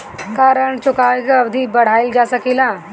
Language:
Bhojpuri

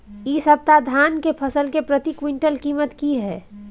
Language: Maithili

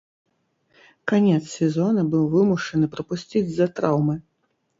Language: Belarusian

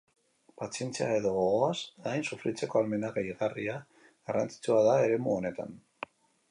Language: Basque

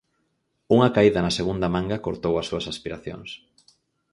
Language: Galician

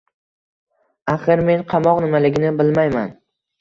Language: Uzbek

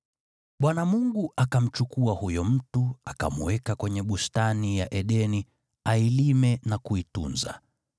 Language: Swahili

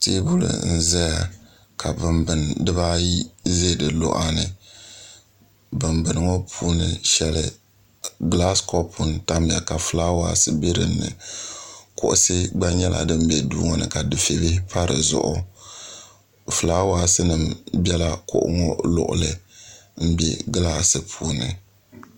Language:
Dagbani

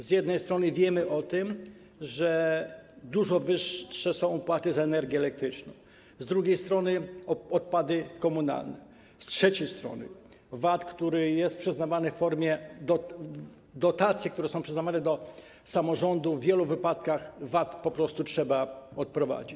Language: Polish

